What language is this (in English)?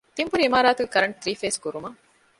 Divehi